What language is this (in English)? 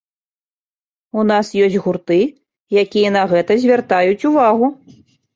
Belarusian